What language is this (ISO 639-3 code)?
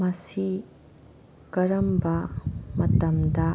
mni